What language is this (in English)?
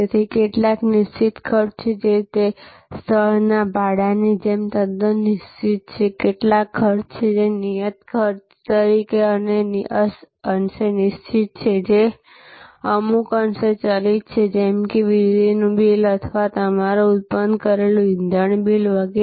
Gujarati